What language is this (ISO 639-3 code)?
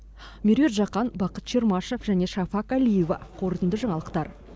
kaz